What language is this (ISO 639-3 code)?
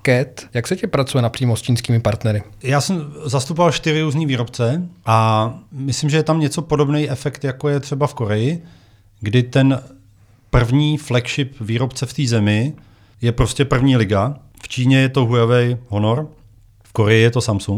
ces